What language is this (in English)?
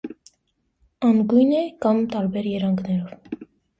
Armenian